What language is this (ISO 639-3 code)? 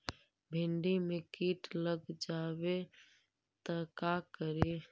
mag